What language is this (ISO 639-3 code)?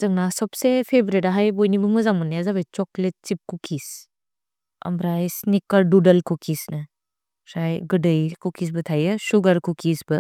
brx